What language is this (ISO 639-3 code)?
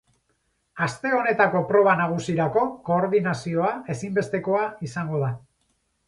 eus